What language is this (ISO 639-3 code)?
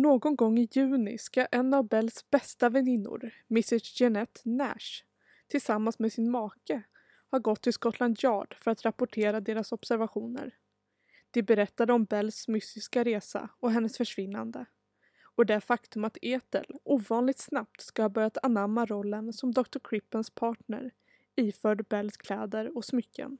swe